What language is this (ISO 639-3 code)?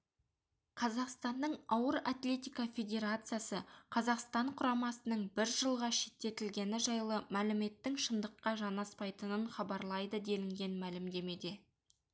kaz